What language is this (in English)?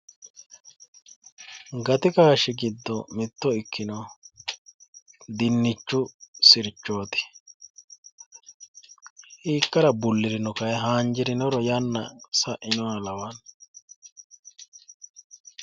Sidamo